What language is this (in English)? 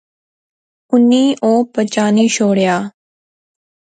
Pahari-Potwari